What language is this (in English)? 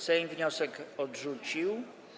Polish